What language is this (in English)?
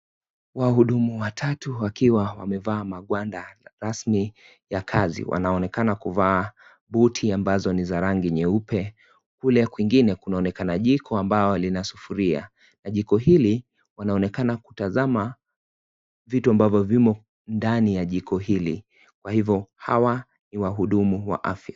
Swahili